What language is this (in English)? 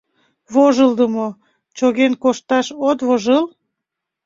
Mari